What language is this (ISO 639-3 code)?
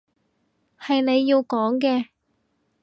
yue